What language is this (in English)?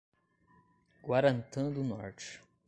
Portuguese